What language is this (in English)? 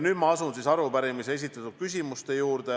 Estonian